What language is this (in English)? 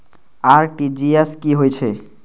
Maithili